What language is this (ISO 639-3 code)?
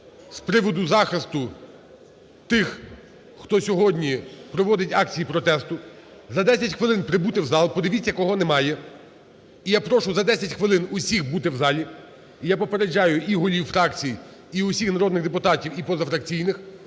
ukr